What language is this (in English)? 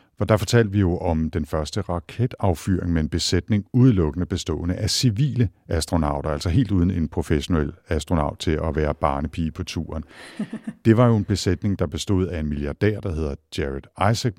Danish